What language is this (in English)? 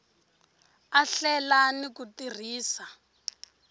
Tsonga